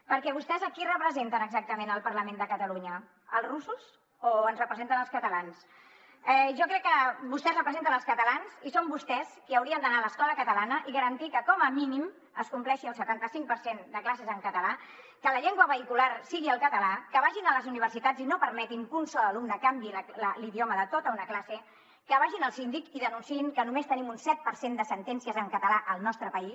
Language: Catalan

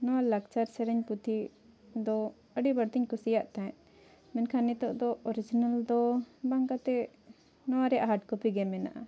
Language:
Santali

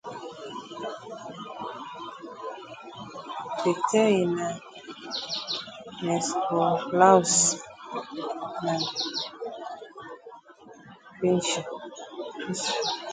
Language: Swahili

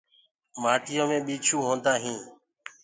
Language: Gurgula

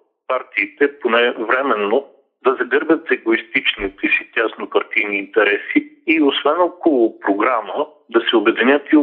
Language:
Bulgarian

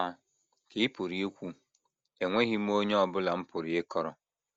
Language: Igbo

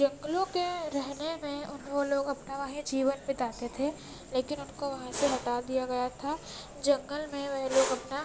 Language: Urdu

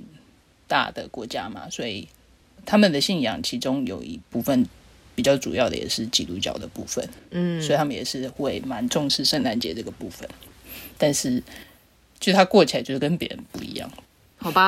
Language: Chinese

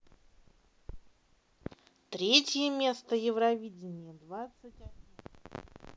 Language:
Russian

